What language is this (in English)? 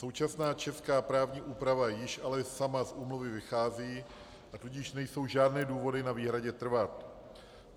Czech